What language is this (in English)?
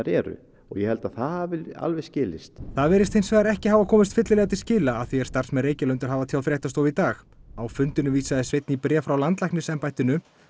Icelandic